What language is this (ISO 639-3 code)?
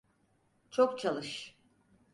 tur